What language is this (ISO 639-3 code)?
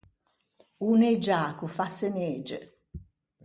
lij